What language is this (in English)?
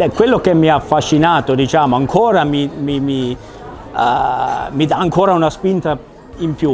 Italian